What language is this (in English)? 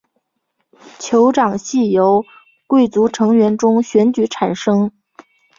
Chinese